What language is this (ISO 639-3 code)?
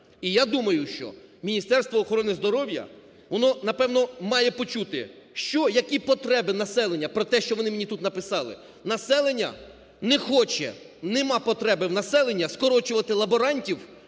ukr